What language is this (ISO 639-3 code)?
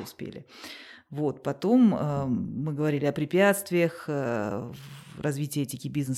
rus